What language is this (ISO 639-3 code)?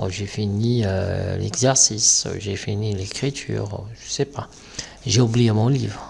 fra